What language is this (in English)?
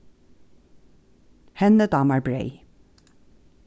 Faroese